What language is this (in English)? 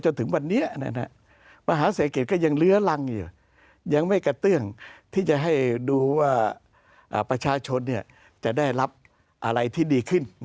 Thai